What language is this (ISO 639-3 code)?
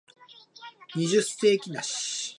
jpn